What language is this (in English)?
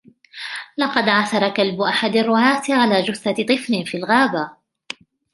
Arabic